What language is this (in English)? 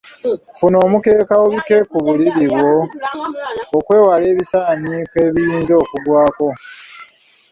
Ganda